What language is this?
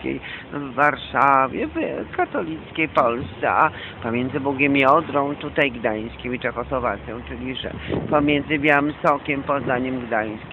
Polish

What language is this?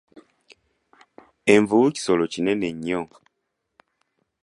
Ganda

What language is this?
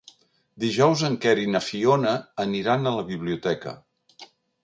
Catalan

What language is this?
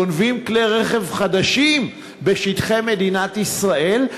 Hebrew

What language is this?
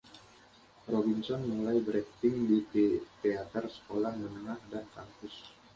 Indonesian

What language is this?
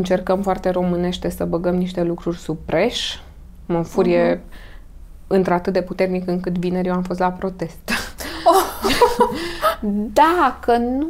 Romanian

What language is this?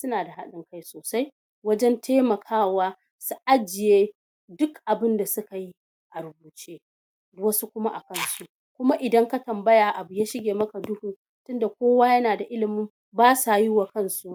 Hausa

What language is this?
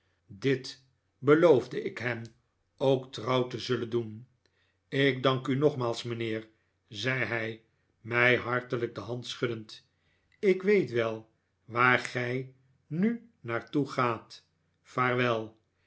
Dutch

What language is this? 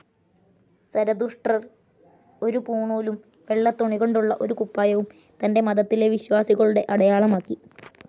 Malayalam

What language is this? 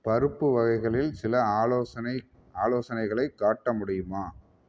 Tamil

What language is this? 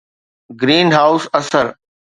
Sindhi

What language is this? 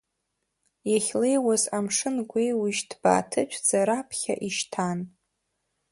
Abkhazian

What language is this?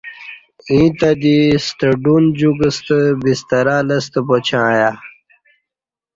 Kati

